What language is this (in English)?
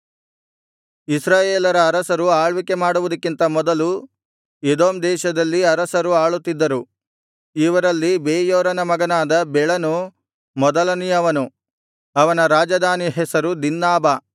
Kannada